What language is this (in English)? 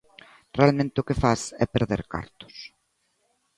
Galician